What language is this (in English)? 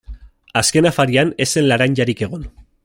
Basque